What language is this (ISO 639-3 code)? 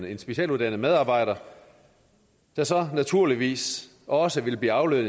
dan